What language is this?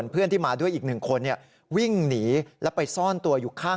Thai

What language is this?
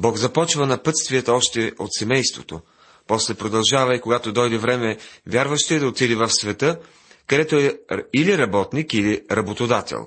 Bulgarian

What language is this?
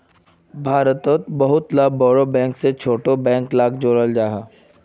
Magahi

